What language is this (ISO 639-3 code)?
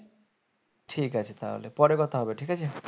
ben